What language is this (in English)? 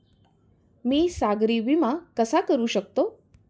Marathi